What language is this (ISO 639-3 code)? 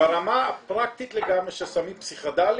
heb